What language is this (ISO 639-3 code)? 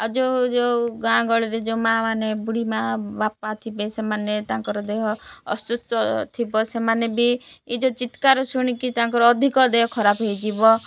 ori